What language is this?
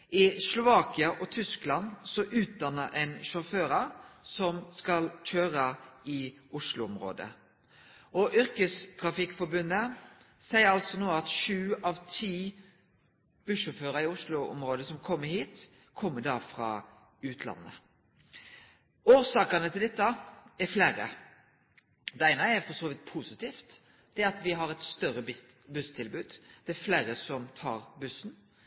Norwegian Nynorsk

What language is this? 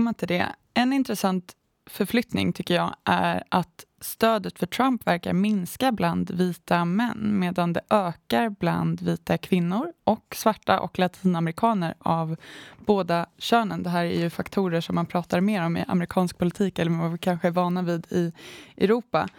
Swedish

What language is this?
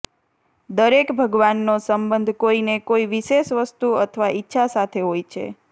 Gujarati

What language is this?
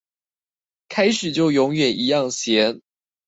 Chinese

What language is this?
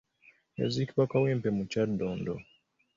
Ganda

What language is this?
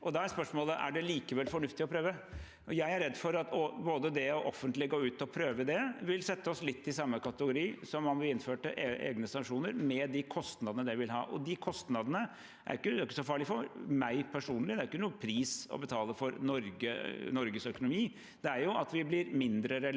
Norwegian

